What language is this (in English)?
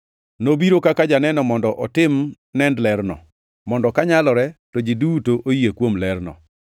Luo (Kenya and Tanzania)